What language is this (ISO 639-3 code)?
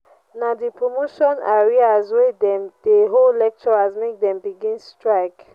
pcm